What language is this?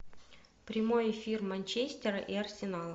Russian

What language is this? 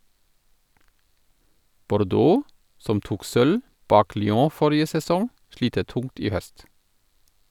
Norwegian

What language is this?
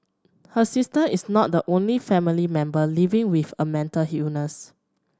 English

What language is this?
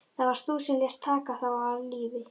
Icelandic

